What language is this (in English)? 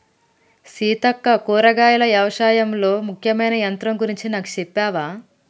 Telugu